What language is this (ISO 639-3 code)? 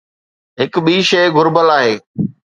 snd